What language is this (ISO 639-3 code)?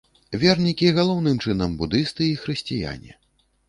bel